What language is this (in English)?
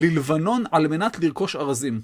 Hebrew